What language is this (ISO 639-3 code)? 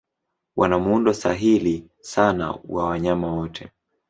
swa